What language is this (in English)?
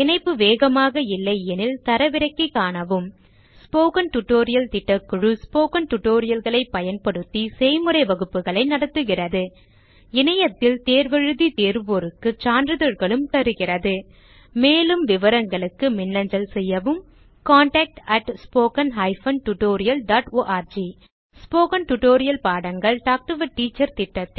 Tamil